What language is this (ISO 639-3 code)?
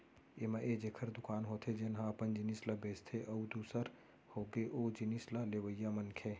hne